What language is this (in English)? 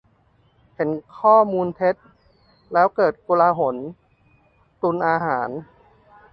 Thai